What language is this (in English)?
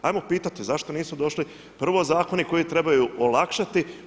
Croatian